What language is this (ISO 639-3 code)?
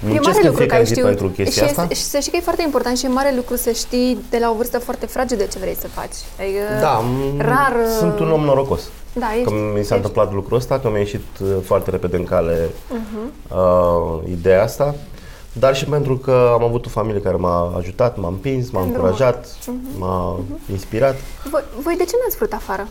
ron